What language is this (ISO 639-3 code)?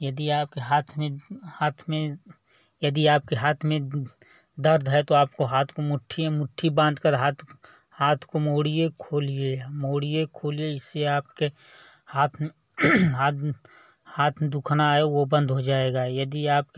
hin